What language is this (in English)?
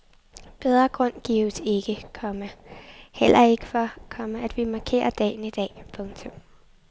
Danish